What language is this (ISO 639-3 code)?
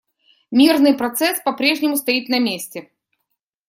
rus